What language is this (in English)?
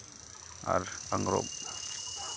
Santali